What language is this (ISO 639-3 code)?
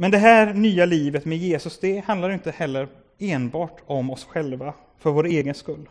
swe